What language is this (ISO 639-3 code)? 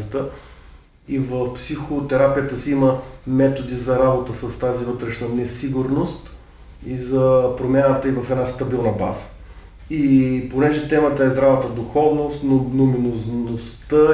bul